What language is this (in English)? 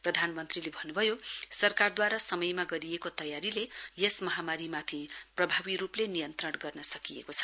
Nepali